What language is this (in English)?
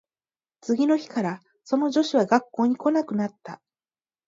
Japanese